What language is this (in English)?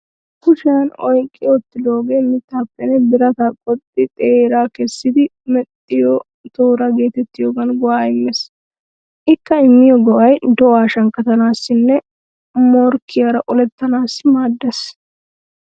Wolaytta